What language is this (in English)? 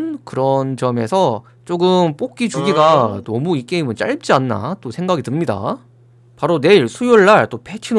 Korean